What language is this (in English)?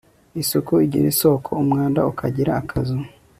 Kinyarwanda